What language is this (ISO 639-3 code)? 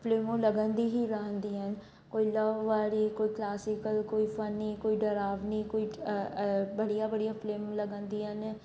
snd